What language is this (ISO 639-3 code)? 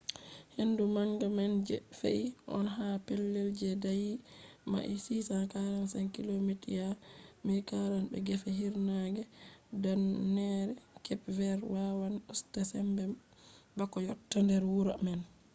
ful